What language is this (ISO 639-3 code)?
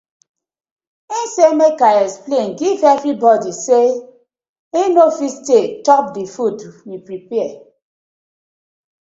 pcm